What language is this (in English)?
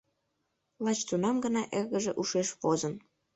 Mari